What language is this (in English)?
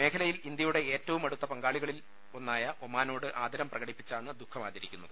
Malayalam